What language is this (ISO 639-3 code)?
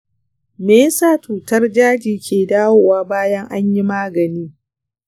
hau